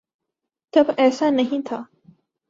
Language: Urdu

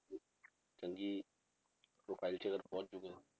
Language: Punjabi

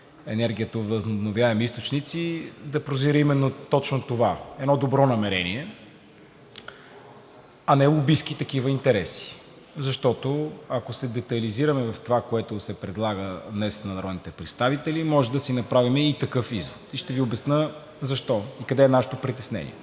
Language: Bulgarian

